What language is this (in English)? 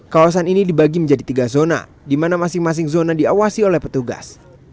Indonesian